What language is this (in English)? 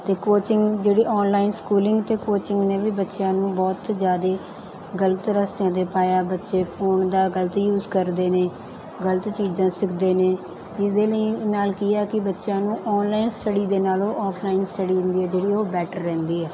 Punjabi